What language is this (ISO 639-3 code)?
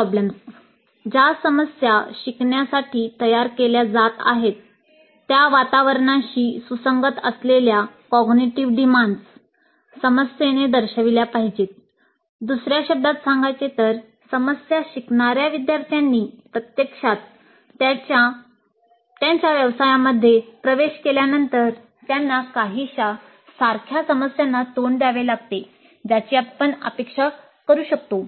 mar